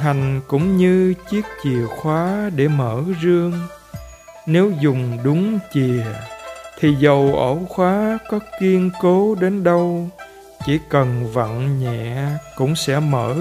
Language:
Vietnamese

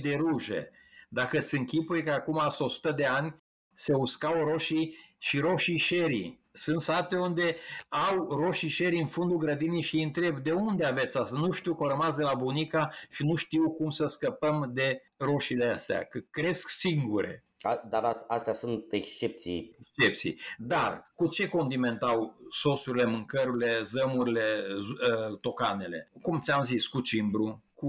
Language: Romanian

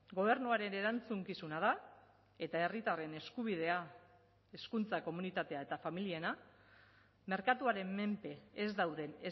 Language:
Basque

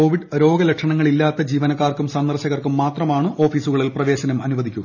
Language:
Malayalam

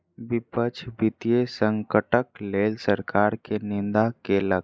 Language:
Maithili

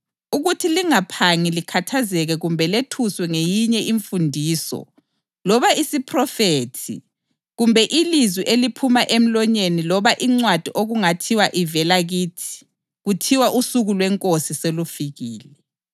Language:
North Ndebele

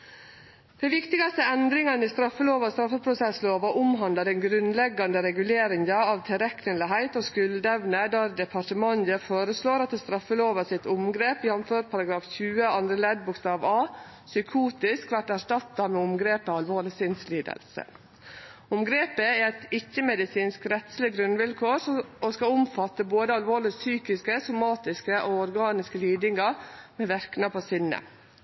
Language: Norwegian Nynorsk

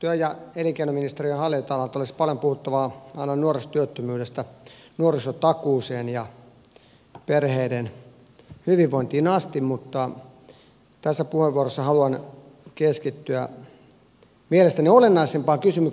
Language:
Finnish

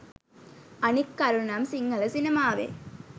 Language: Sinhala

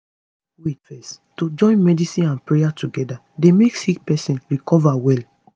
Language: Nigerian Pidgin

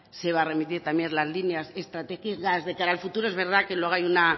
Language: Spanish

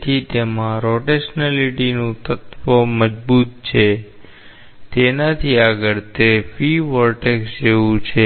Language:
Gujarati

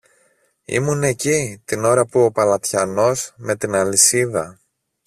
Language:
Greek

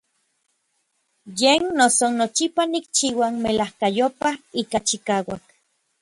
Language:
Orizaba Nahuatl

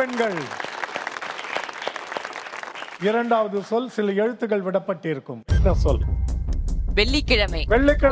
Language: Tamil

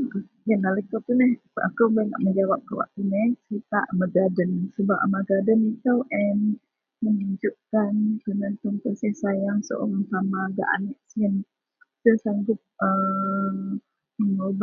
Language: Central Melanau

